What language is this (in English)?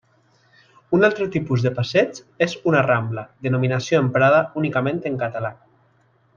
Catalan